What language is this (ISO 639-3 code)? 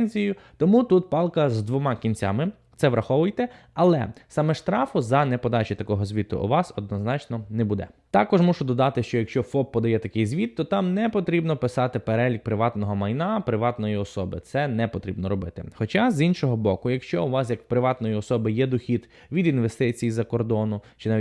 ukr